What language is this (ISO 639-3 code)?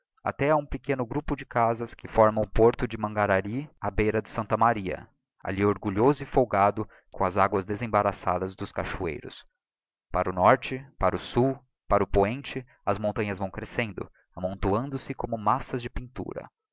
por